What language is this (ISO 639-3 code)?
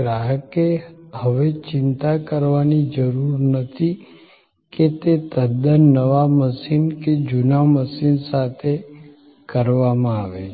guj